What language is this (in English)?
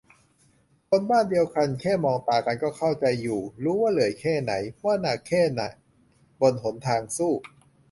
Thai